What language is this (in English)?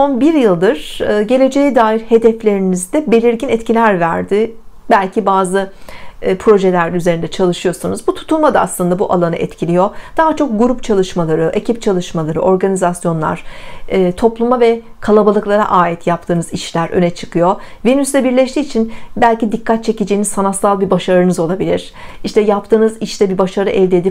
Turkish